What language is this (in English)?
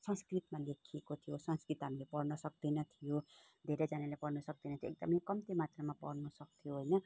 Nepali